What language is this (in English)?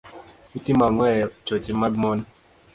Luo (Kenya and Tanzania)